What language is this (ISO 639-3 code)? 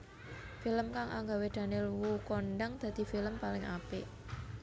jav